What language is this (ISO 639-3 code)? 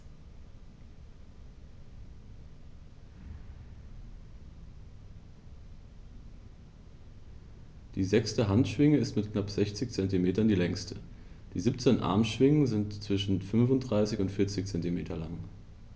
deu